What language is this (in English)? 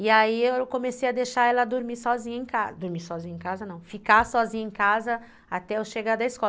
Portuguese